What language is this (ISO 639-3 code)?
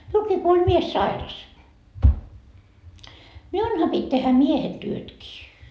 fin